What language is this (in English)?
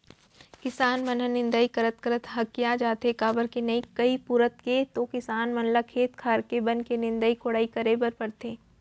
Chhattisgarhi